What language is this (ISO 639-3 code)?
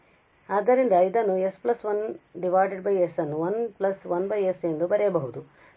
kan